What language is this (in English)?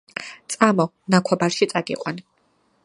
Georgian